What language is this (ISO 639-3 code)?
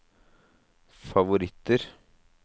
nor